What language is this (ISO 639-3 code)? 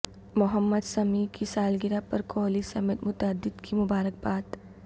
urd